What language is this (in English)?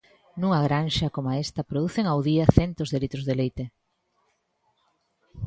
Galician